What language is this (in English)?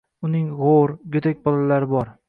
Uzbek